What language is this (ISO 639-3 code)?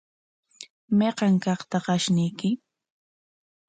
qwa